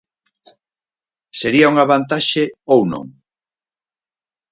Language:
Galician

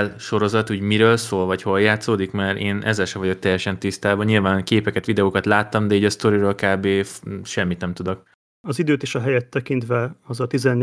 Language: Hungarian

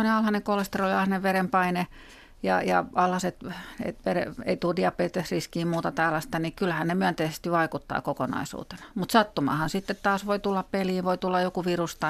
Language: Finnish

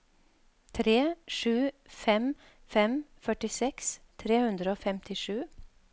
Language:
Norwegian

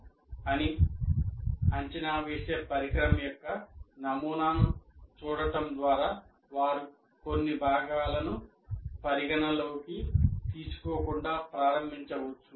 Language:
Telugu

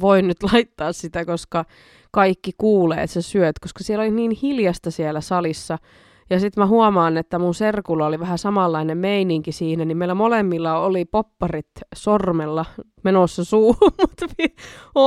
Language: Finnish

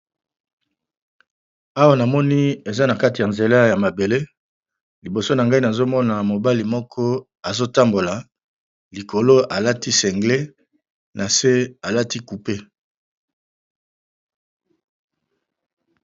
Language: Lingala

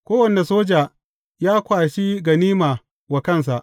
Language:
Hausa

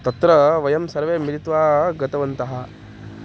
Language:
Sanskrit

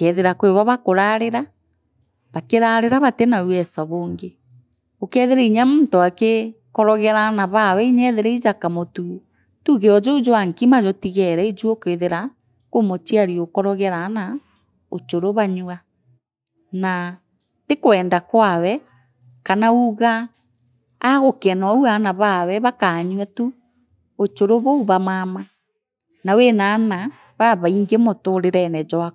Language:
Meru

